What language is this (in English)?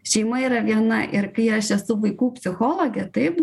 Lithuanian